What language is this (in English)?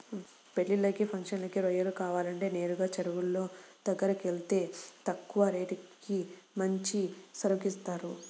Telugu